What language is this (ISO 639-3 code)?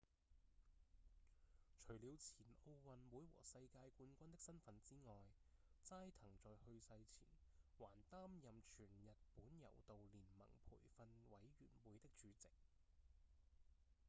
yue